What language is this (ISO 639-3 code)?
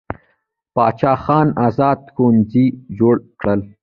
pus